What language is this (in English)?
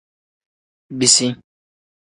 Tem